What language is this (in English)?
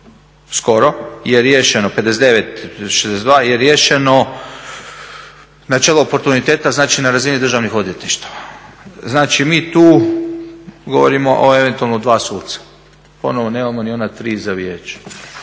Croatian